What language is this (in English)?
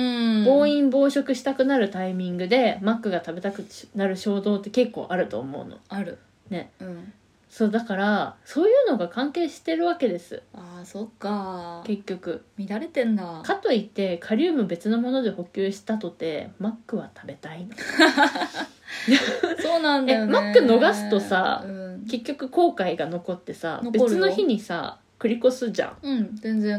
Japanese